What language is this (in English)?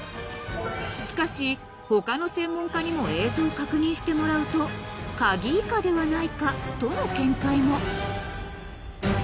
Japanese